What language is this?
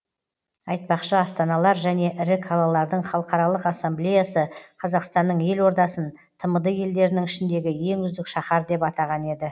Kazakh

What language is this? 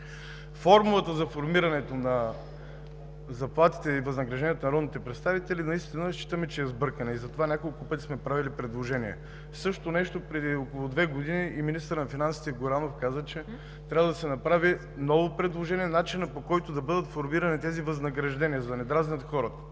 Bulgarian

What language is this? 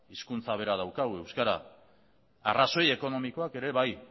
Basque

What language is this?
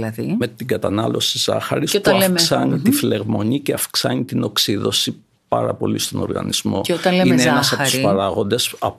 Greek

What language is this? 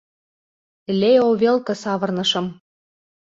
Mari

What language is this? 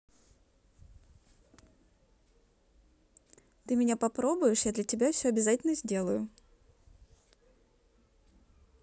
Russian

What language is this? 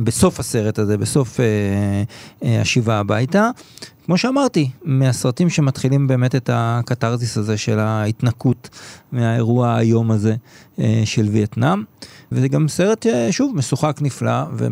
Hebrew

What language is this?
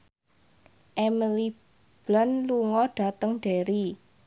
Javanese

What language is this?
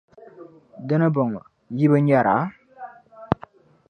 Dagbani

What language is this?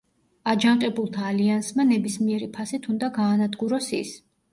Georgian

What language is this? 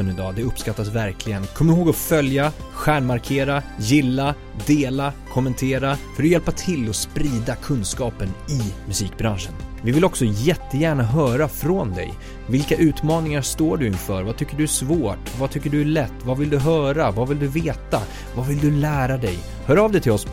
Swedish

